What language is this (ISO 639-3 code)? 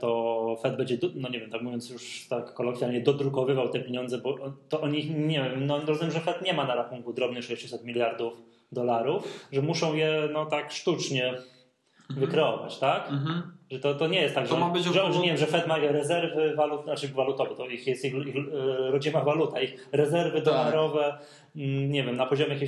pol